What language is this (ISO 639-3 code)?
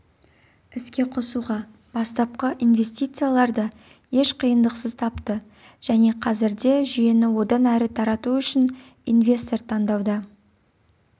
kaz